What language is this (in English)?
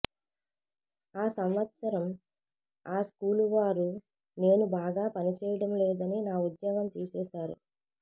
Telugu